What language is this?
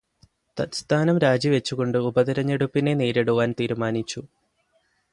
Malayalam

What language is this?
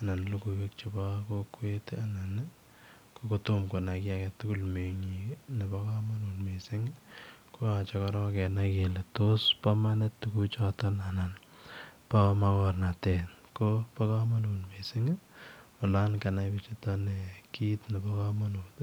Kalenjin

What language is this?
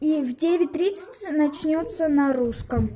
Russian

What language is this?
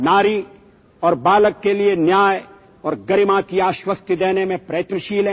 Assamese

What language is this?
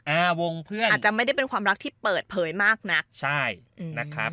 Thai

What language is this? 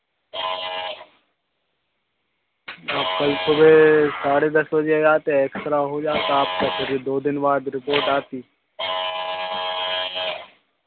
Hindi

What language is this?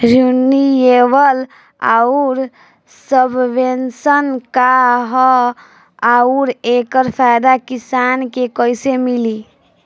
Bhojpuri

